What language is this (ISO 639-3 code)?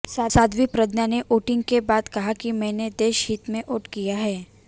hin